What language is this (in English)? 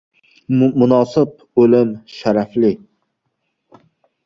Uzbek